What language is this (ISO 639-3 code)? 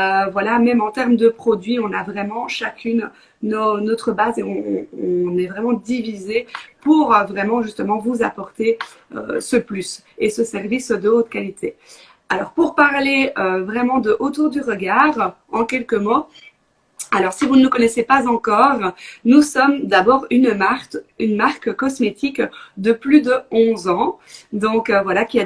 fra